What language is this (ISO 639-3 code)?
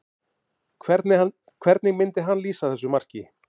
isl